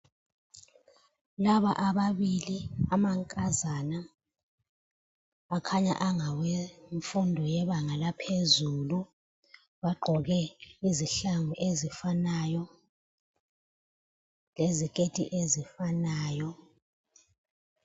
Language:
North Ndebele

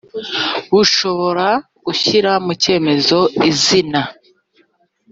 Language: Kinyarwanda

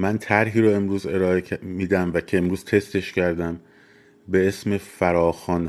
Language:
Persian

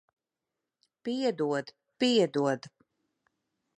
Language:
Latvian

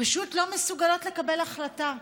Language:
Hebrew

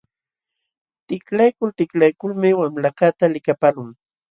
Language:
Jauja Wanca Quechua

